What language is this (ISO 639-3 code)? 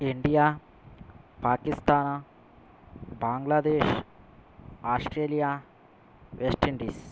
san